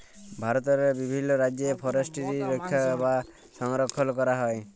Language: Bangla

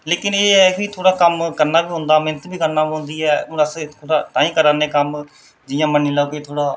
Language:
Dogri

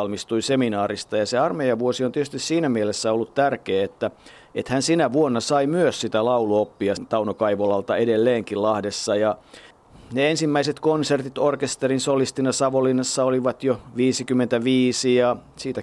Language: Finnish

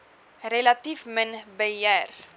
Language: Afrikaans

